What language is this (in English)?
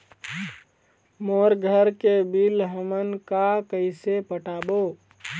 Chhattisgarhi